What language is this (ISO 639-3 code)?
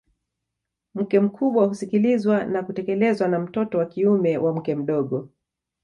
swa